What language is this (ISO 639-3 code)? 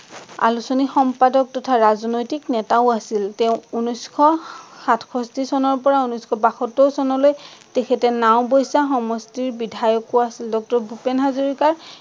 asm